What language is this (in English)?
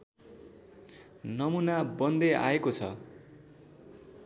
Nepali